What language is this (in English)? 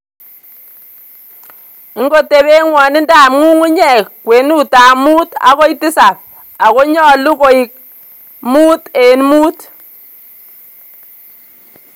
Kalenjin